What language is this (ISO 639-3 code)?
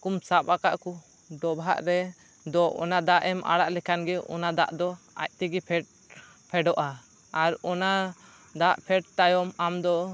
sat